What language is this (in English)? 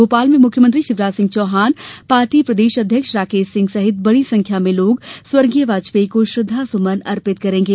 Hindi